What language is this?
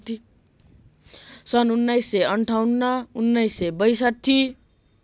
Nepali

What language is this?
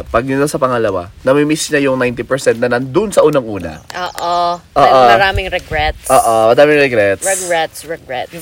Filipino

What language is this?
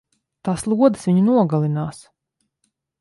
Latvian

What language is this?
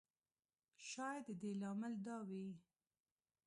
Pashto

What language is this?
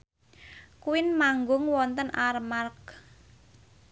Javanese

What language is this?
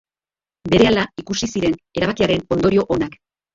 Basque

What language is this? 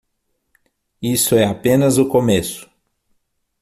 Portuguese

